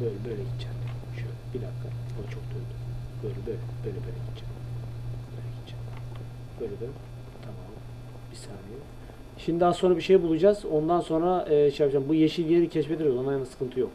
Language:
Turkish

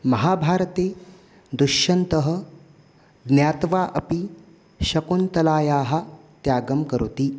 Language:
Sanskrit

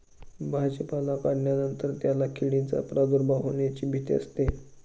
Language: Marathi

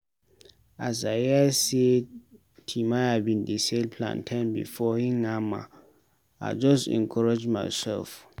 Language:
Nigerian Pidgin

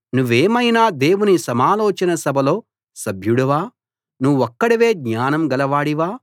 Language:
Telugu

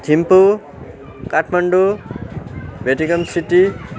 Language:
Nepali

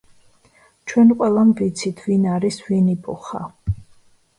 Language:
Georgian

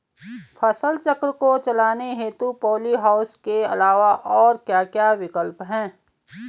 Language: Hindi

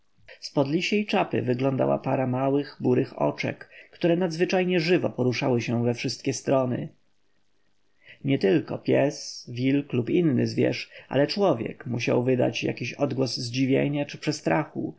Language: Polish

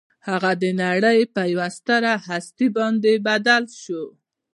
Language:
Pashto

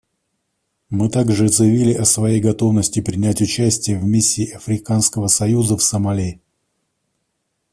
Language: Russian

